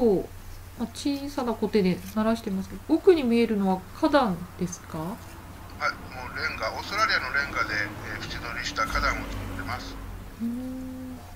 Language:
Japanese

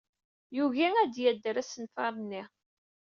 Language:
Kabyle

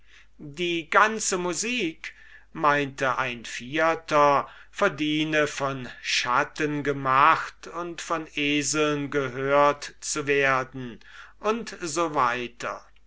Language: German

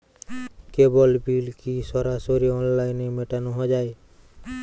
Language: Bangla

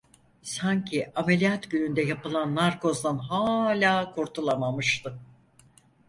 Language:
Turkish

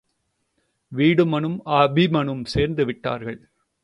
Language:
Tamil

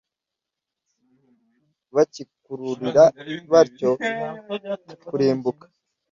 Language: Kinyarwanda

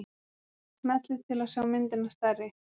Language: Icelandic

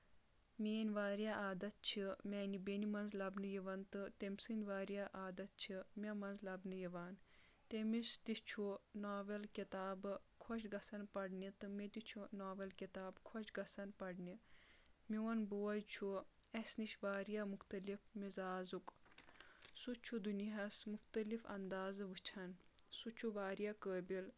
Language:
Kashmiri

